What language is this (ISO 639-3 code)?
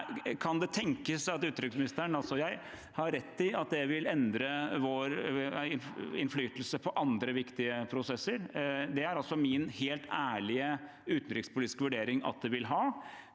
nor